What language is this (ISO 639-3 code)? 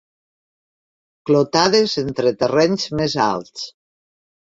cat